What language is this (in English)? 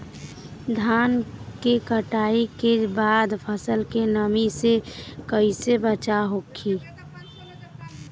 Bhojpuri